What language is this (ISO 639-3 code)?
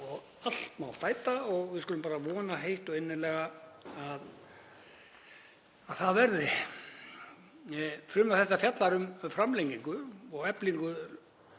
isl